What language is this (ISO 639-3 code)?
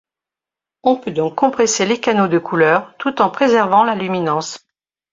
fra